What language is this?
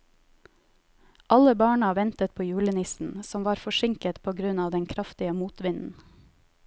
Norwegian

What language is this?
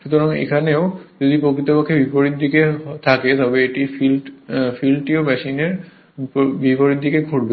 Bangla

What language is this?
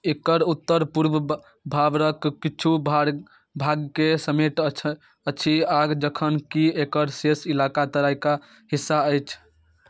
Maithili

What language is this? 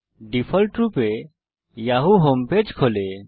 Bangla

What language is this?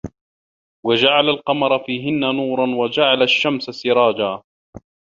Arabic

